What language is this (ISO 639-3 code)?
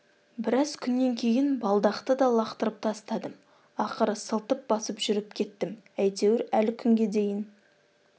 kaz